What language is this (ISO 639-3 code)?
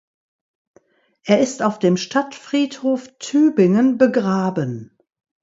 deu